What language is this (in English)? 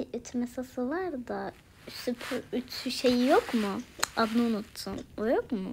Turkish